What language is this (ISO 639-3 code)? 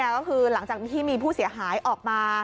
tha